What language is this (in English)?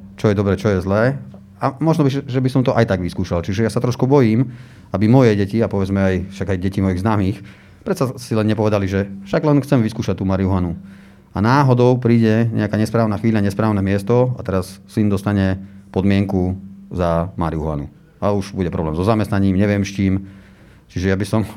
Slovak